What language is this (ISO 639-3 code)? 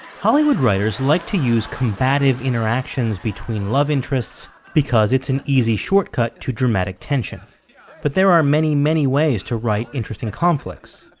eng